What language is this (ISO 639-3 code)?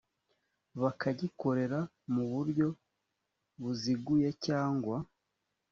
kin